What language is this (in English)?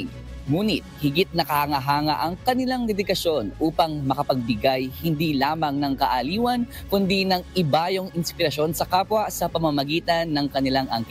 Filipino